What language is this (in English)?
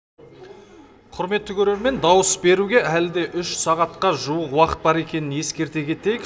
Kazakh